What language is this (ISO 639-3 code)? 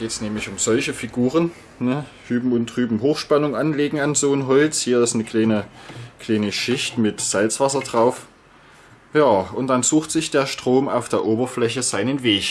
deu